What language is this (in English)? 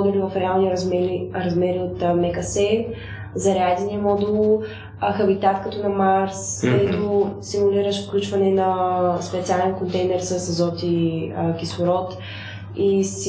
Bulgarian